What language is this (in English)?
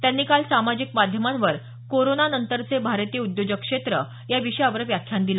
Marathi